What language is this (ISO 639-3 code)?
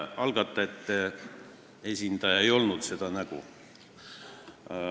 est